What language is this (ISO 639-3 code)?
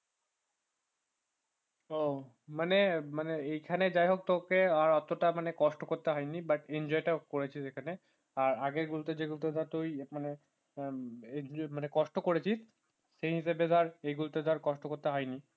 ben